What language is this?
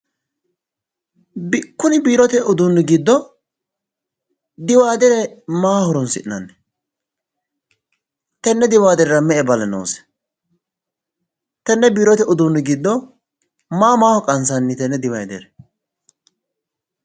Sidamo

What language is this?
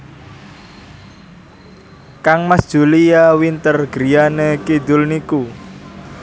Javanese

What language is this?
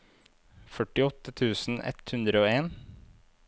Norwegian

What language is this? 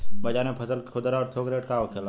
Bhojpuri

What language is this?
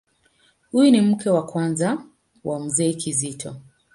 Swahili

